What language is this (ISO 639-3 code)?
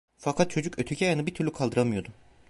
tur